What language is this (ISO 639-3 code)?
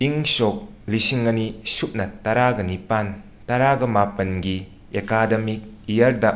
mni